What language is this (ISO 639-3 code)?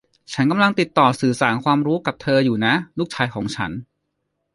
tha